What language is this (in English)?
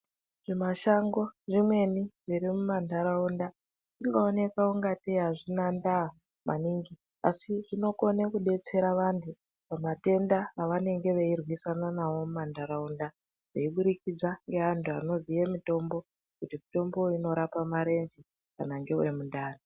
Ndau